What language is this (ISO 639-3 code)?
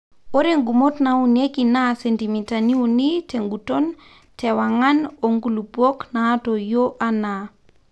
mas